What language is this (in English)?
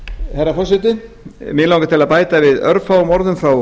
Icelandic